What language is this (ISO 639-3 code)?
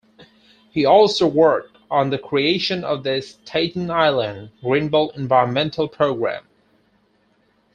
eng